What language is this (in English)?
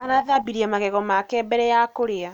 Kikuyu